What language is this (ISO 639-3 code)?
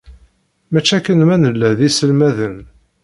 kab